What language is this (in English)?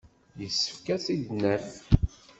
Kabyle